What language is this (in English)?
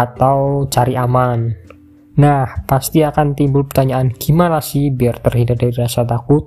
Indonesian